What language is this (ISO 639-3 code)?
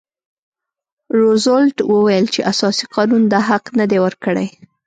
pus